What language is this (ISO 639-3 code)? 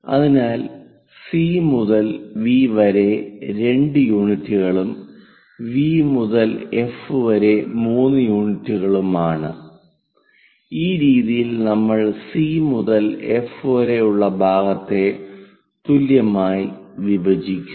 mal